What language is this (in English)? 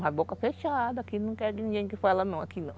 Portuguese